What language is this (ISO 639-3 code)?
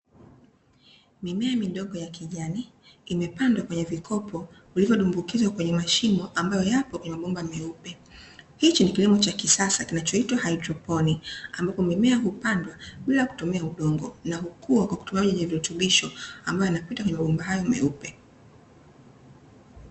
swa